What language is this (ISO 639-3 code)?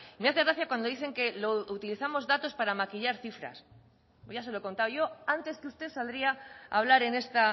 spa